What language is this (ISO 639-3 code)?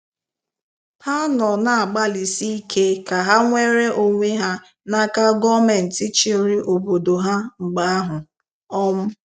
ibo